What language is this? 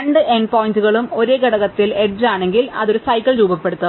Malayalam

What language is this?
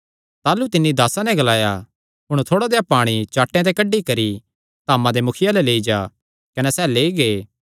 Kangri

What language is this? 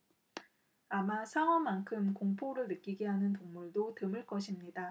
Korean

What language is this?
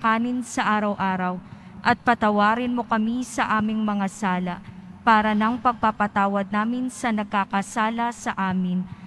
Filipino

